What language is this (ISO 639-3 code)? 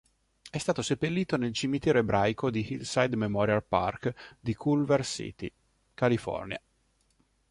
ita